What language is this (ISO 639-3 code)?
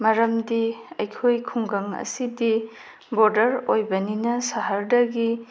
mni